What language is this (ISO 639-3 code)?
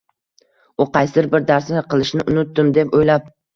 uzb